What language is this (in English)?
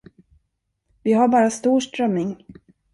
Swedish